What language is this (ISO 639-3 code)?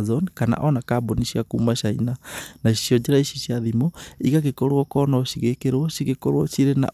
kik